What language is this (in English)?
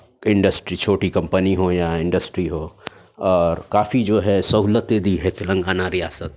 Urdu